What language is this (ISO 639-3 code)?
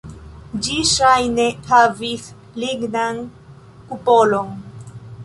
epo